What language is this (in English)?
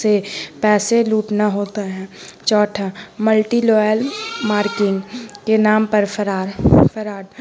Urdu